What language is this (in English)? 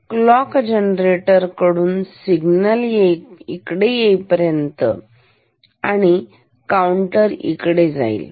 Marathi